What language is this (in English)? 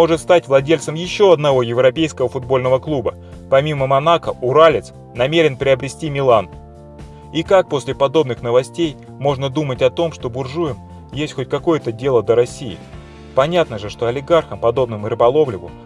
Russian